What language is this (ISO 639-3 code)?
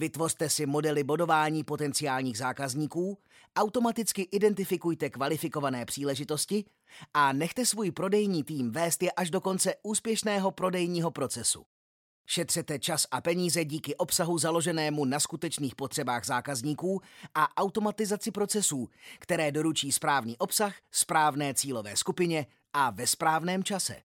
ces